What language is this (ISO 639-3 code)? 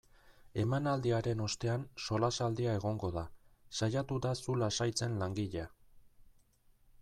eus